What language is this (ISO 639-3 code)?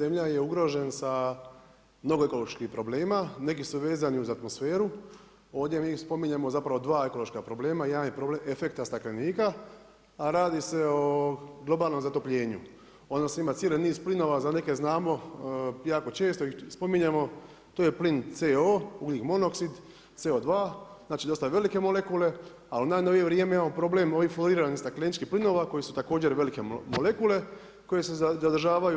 hrv